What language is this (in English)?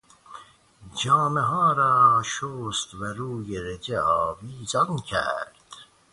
Persian